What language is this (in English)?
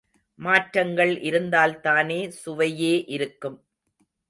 Tamil